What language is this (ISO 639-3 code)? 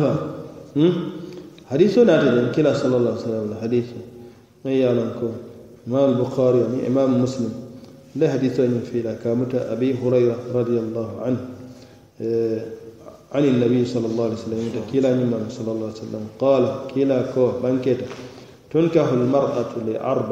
ara